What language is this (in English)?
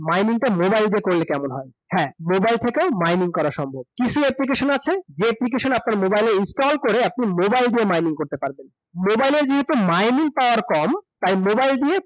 Bangla